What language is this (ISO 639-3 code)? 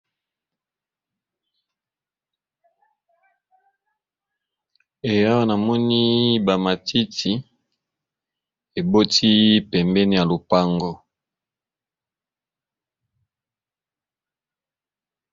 lin